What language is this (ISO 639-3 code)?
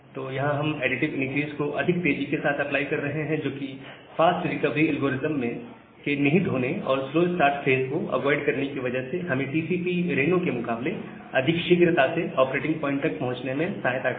hin